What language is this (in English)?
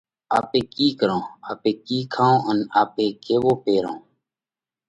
Parkari Koli